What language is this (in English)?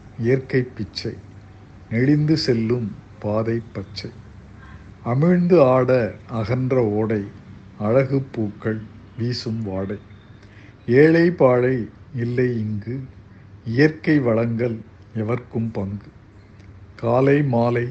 Tamil